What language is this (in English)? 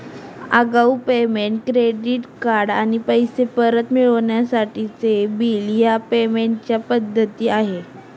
Marathi